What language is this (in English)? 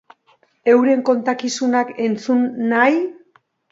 Basque